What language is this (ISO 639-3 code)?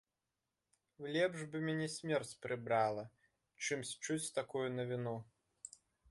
bel